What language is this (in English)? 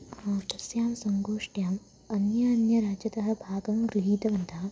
Sanskrit